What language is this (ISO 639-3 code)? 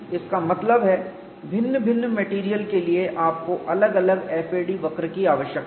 hin